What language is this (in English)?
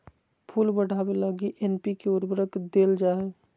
Magahi